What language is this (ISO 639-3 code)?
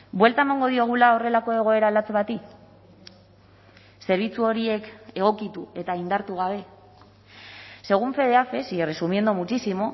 eus